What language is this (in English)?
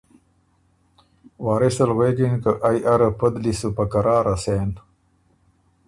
Ormuri